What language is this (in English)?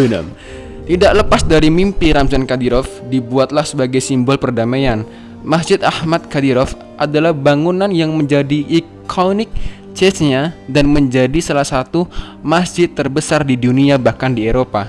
Indonesian